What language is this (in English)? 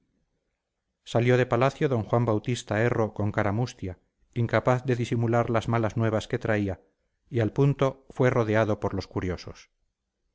Spanish